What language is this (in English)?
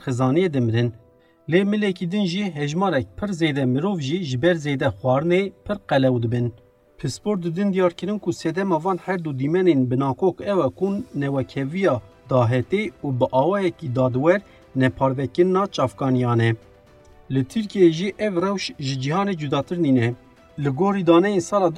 Turkish